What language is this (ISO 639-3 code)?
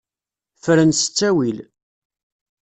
kab